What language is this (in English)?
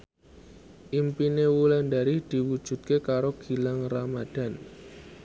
Javanese